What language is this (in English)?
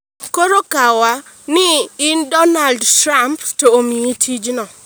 Luo (Kenya and Tanzania)